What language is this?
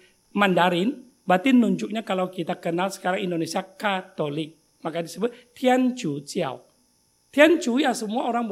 Indonesian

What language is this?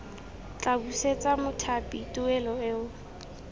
Tswana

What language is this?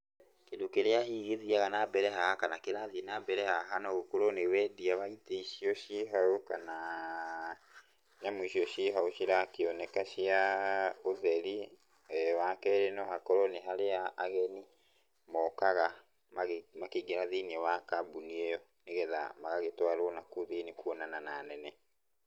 Kikuyu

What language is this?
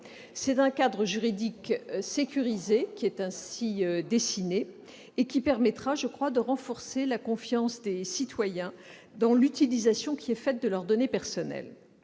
French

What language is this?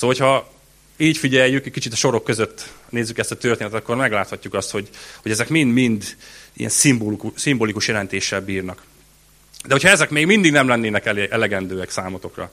Hungarian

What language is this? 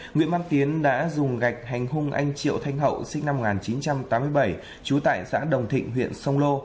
Vietnamese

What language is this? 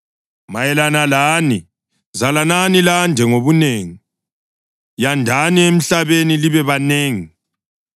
North Ndebele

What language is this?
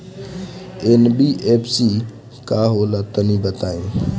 Bhojpuri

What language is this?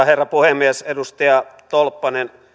Finnish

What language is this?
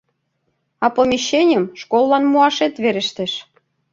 Mari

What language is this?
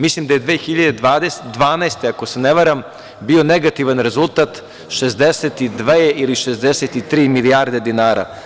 Serbian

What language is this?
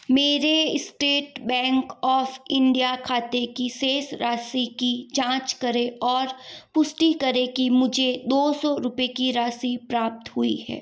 Hindi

